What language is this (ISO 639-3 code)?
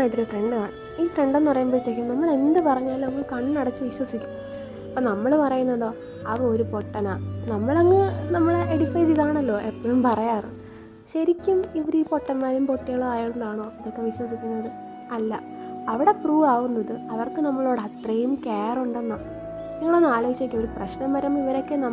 mal